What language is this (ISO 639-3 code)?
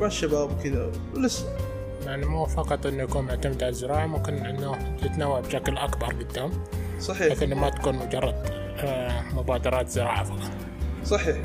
ara